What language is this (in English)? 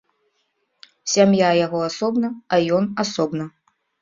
Belarusian